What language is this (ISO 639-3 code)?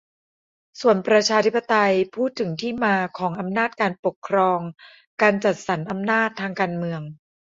tha